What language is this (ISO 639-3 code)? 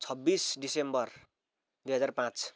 nep